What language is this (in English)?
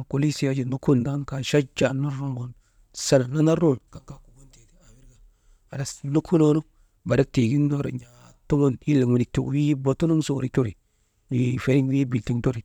Maba